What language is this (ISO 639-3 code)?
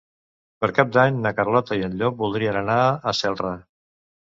cat